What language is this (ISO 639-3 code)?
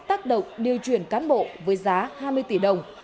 vie